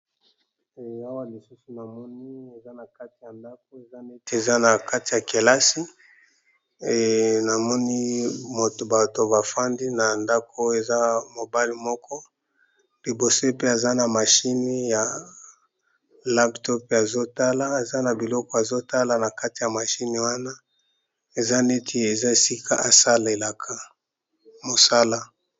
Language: Lingala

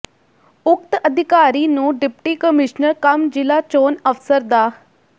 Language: Punjabi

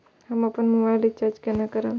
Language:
Maithili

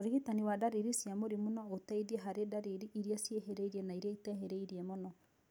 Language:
Kikuyu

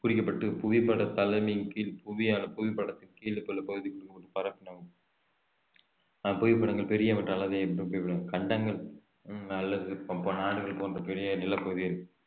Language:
Tamil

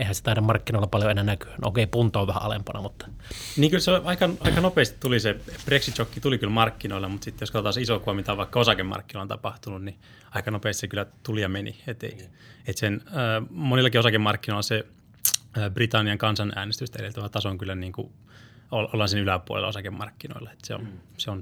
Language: Finnish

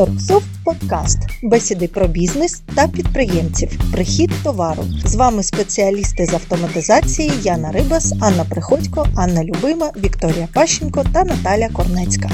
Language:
Ukrainian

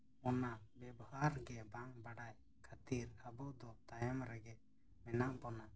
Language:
Santali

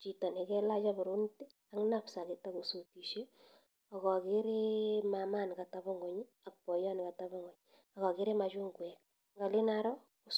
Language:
Kalenjin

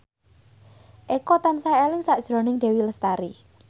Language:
Javanese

